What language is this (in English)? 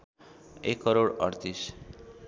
Nepali